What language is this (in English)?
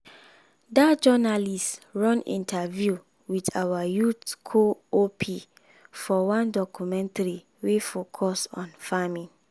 Nigerian Pidgin